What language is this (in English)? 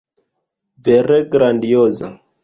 Esperanto